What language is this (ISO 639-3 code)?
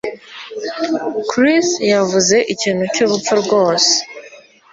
kin